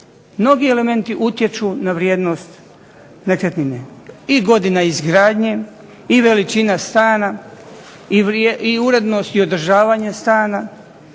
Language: Croatian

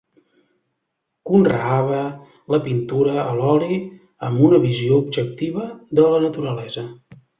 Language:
Catalan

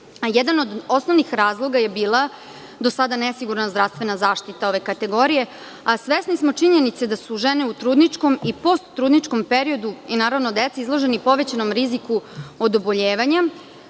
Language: Serbian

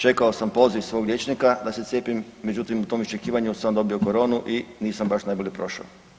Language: Croatian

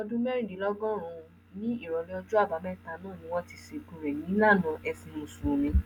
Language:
Yoruba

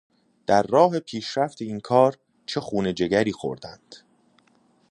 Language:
Persian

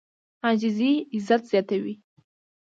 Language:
Pashto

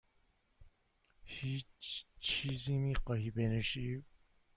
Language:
Persian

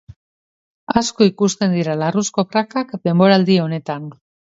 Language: Basque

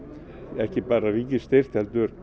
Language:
Icelandic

